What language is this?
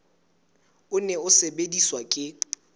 Southern Sotho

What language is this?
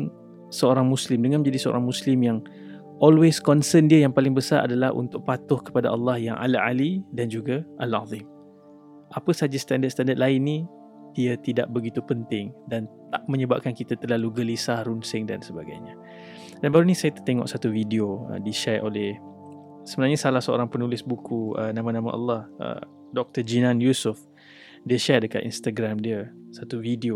Malay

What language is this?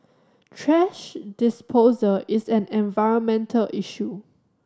English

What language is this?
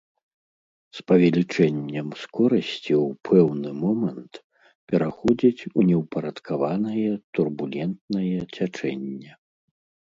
Belarusian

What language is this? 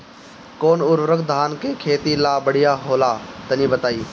Bhojpuri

